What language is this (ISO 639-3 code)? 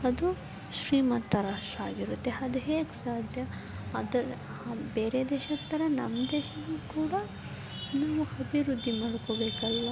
kan